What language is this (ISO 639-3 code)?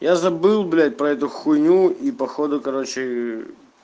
rus